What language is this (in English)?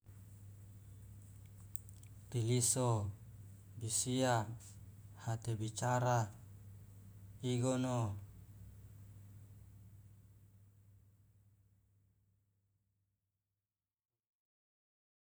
Loloda